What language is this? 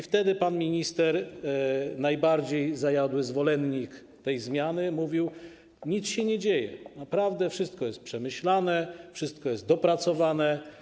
Polish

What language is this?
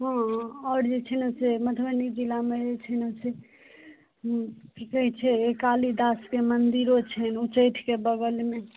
Maithili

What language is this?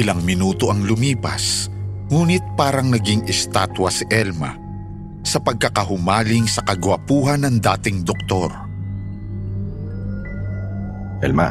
Filipino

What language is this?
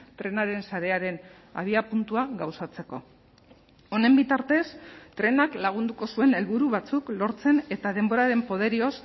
Basque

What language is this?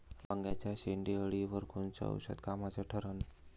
Marathi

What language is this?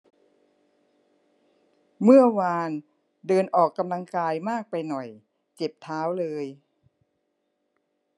Thai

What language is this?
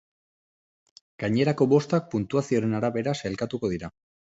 Basque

